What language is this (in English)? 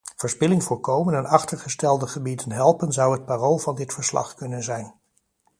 Dutch